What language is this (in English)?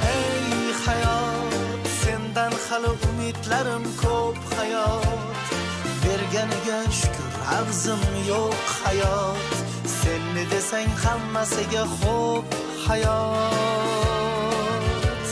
Turkish